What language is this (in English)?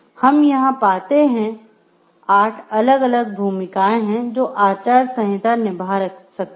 Hindi